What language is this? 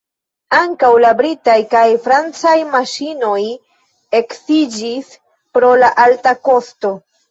Esperanto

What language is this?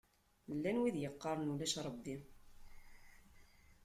Kabyle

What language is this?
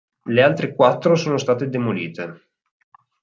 Italian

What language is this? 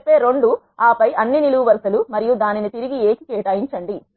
Telugu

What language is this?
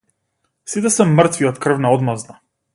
Macedonian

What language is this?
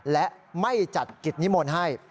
Thai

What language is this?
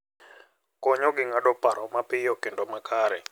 Luo (Kenya and Tanzania)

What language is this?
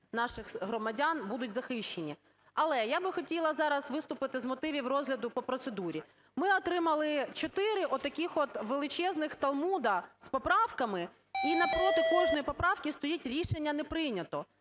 Ukrainian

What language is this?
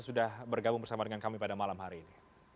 Indonesian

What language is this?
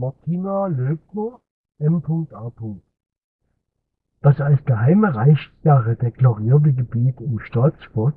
German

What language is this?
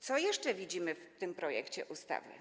Polish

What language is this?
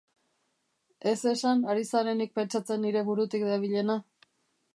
Basque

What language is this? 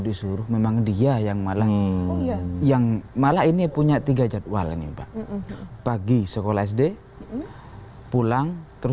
Indonesian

